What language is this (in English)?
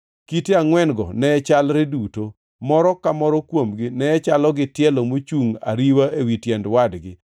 Luo (Kenya and Tanzania)